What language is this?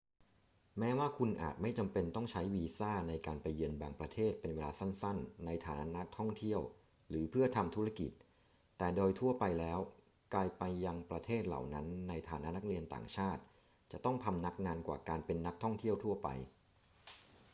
Thai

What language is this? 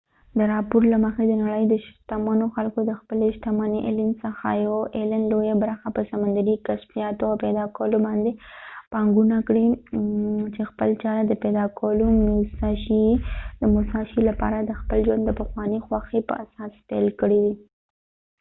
Pashto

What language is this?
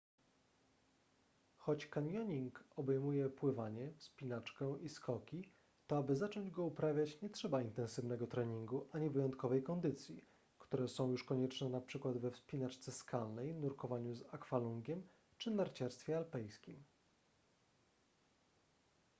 Polish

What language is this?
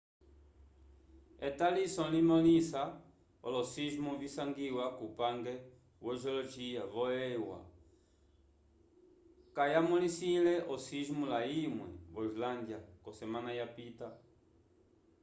Umbundu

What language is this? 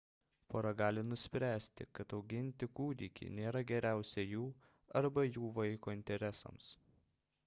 Lithuanian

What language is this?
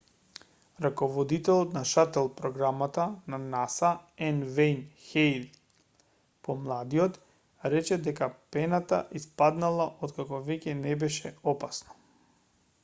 Macedonian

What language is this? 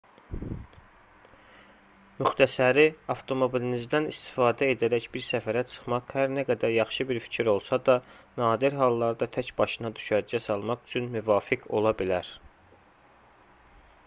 Azerbaijani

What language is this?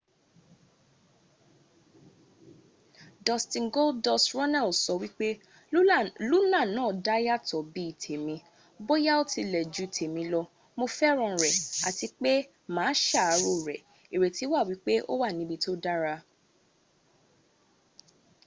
Yoruba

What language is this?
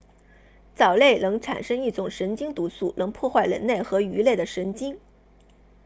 Chinese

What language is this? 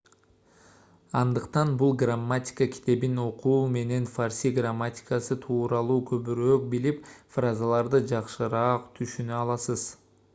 Kyrgyz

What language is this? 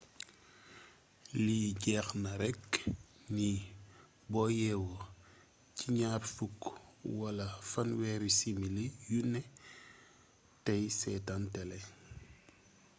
Wolof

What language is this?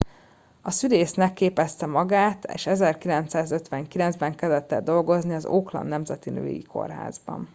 Hungarian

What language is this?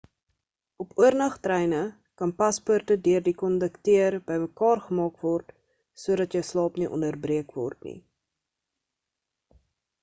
Afrikaans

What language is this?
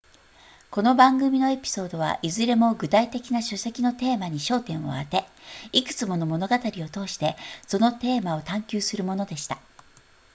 Japanese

